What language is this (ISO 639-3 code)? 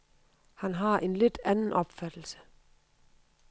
dan